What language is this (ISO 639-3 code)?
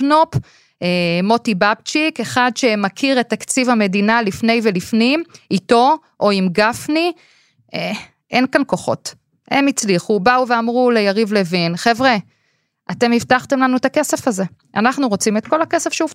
heb